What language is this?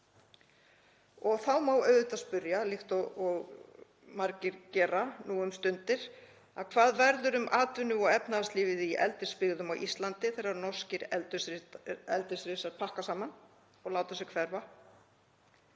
Icelandic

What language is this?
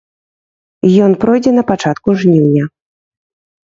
Belarusian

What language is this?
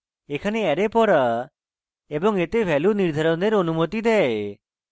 Bangla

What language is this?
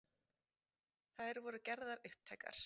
Icelandic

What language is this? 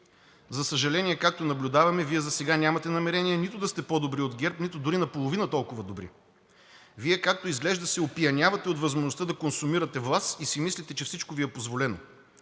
Bulgarian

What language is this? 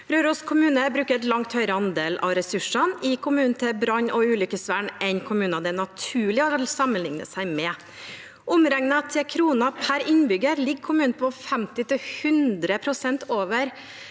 Norwegian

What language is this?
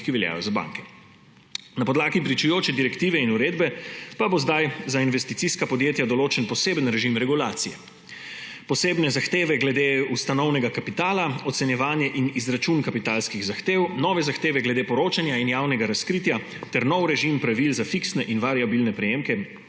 Slovenian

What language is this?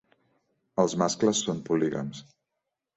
Catalan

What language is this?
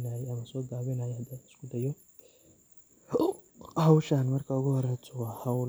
Somali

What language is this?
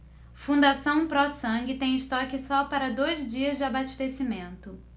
Portuguese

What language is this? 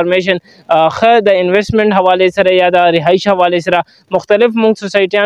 English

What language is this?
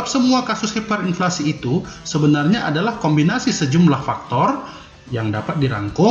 Indonesian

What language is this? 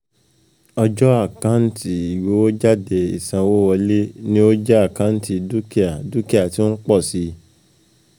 Yoruba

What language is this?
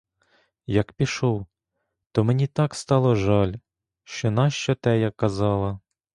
Ukrainian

